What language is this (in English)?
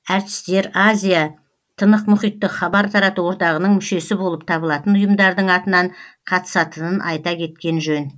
Kazakh